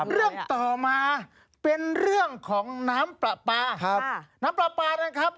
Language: Thai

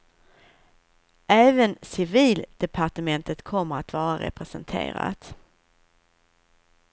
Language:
Swedish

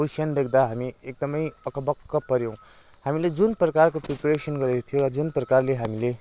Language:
Nepali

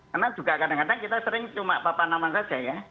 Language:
Indonesian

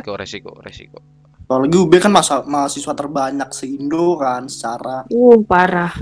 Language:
Indonesian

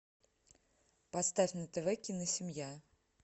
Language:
Russian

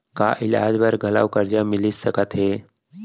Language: Chhattisgarhi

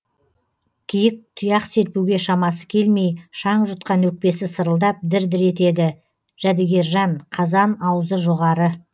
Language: Kazakh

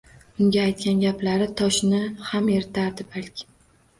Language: Uzbek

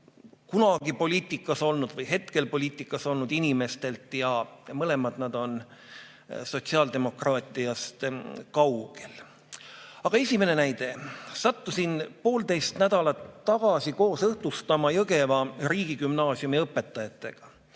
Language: Estonian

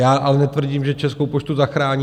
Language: Czech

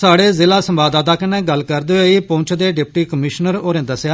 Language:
Dogri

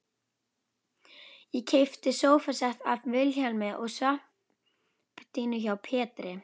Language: Icelandic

